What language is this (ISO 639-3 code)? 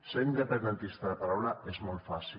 cat